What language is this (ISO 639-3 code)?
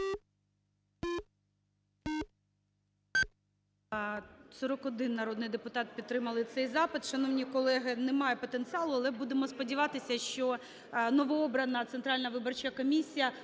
ukr